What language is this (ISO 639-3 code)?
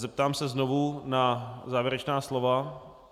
ces